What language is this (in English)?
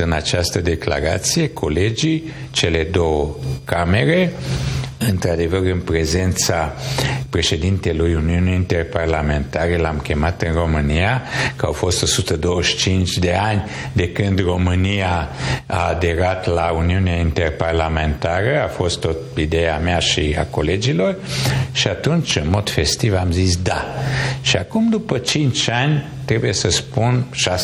Romanian